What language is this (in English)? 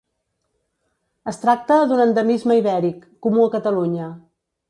Catalan